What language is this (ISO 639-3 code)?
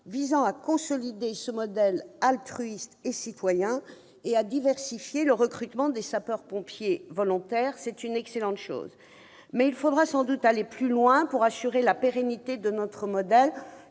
fra